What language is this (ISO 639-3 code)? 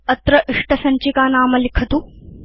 san